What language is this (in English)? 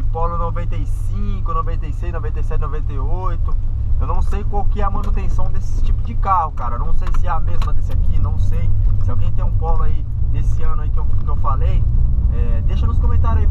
Portuguese